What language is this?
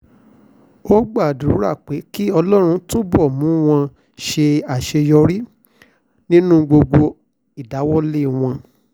Yoruba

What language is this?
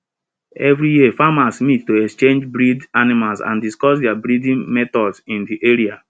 Nigerian Pidgin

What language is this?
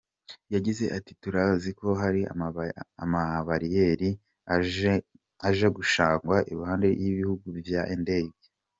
Kinyarwanda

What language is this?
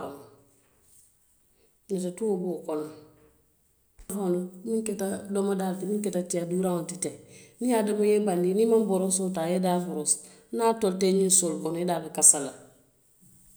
Western Maninkakan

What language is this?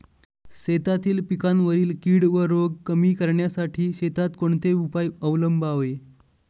Marathi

